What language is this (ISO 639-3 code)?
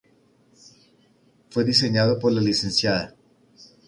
spa